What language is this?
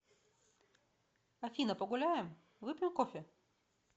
Russian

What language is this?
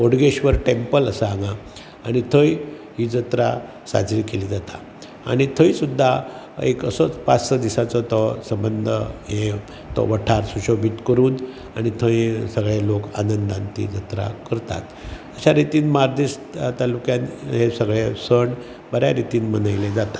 Konkani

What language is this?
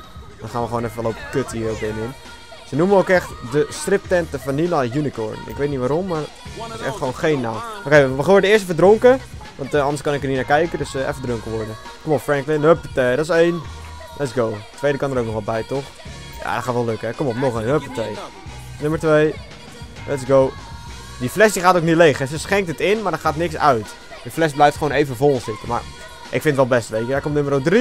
Dutch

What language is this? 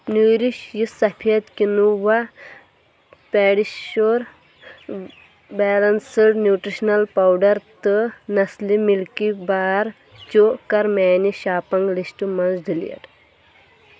Kashmiri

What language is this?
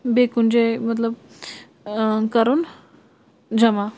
Kashmiri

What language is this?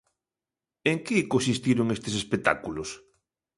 Galician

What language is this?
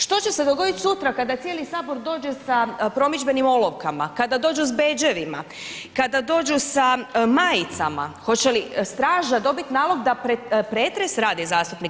Croatian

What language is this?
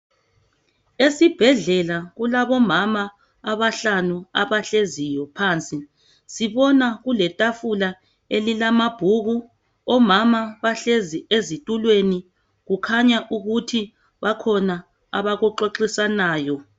North Ndebele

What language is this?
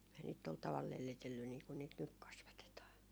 Finnish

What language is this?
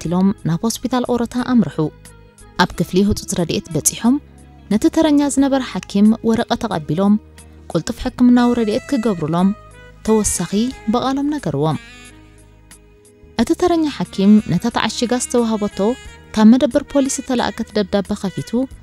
Arabic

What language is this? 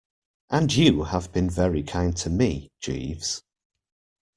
English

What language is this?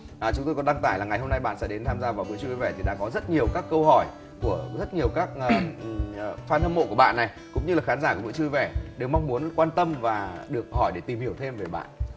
Vietnamese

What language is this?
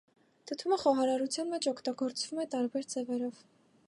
Armenian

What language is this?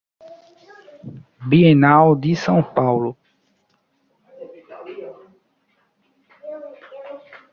Portuguese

